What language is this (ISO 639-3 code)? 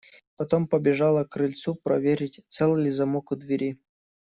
rus